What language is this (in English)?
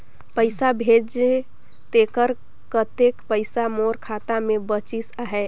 Chhattisgarhi